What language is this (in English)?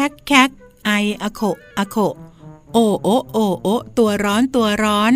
Thai